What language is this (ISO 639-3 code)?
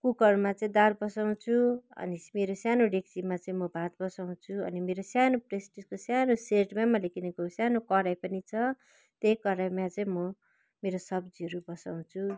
nep